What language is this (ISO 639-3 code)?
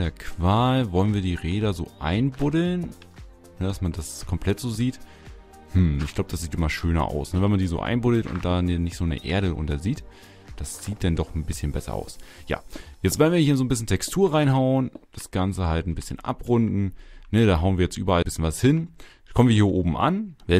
deu